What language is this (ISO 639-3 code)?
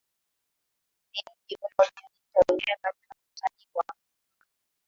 swa